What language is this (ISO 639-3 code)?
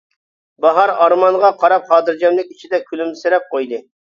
uig